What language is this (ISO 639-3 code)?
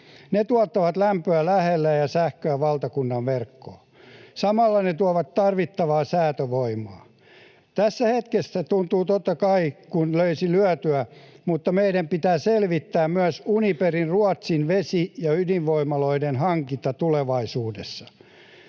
fin